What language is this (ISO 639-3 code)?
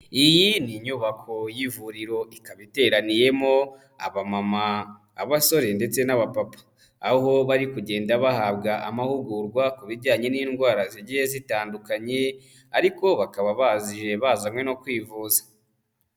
kin